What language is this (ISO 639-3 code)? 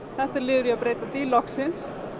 isl